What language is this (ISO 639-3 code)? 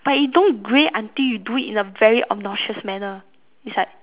eng